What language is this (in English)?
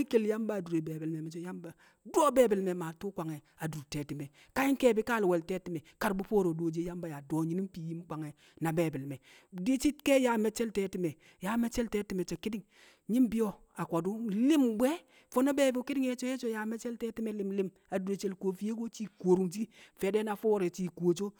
Kamo